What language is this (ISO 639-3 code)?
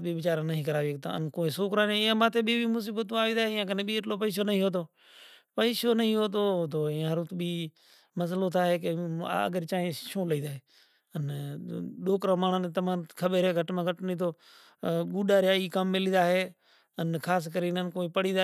gjk